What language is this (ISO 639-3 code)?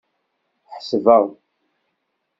kab